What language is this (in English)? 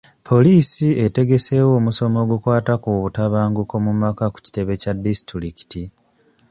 Ganda